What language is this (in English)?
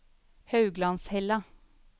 Norwegian